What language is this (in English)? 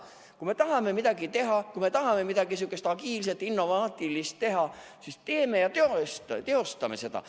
Estonian